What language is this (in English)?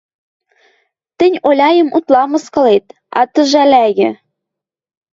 Western Mari